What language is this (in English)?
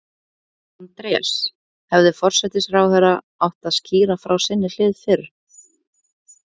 Icelandic